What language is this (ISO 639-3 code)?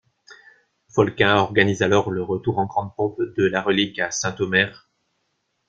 fra